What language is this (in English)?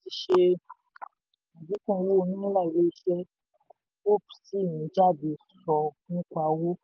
Yoruba